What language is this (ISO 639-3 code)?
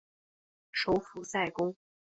zho